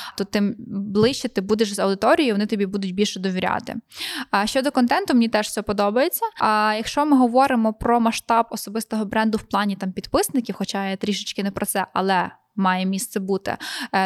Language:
Ukrainian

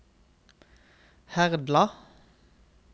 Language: Norwegian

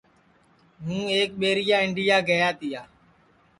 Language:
Sansi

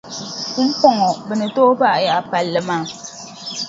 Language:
Dagbani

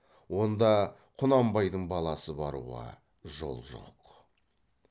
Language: Kazakh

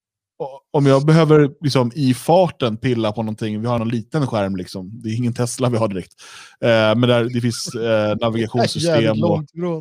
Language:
Swedish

